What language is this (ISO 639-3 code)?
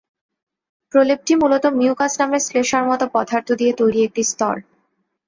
ben